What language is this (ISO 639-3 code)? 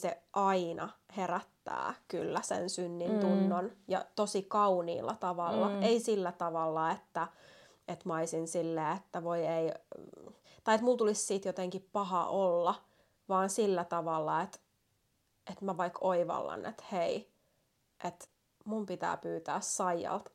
fin